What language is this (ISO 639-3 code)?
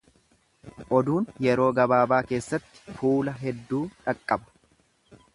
orm